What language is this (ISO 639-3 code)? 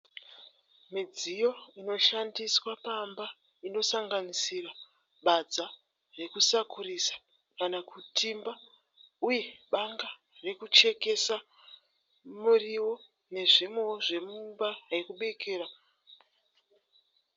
sna